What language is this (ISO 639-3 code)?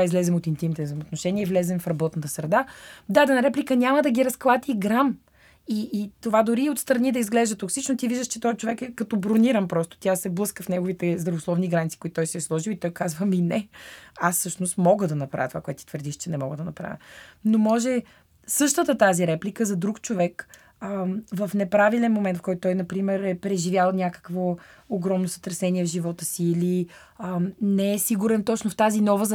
bul